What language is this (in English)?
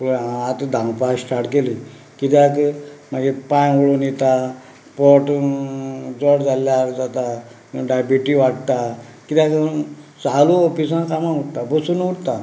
Konkani